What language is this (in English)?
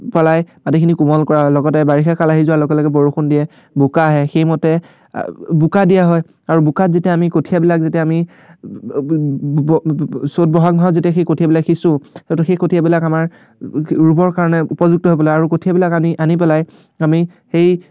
Assamese